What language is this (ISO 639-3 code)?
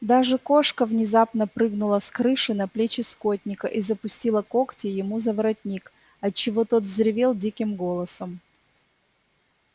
rus